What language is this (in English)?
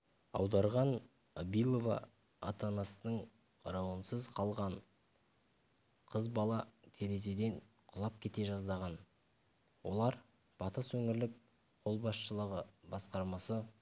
Kazakh